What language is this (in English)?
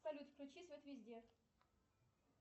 Russian